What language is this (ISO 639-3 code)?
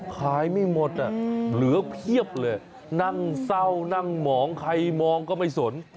tha